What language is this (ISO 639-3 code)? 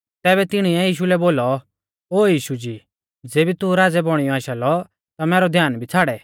bfz